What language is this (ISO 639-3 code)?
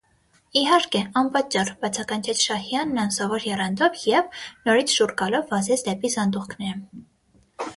hye